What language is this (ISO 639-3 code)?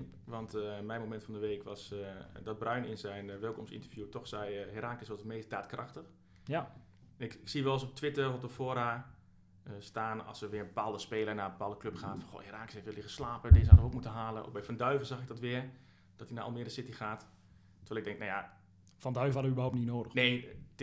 nld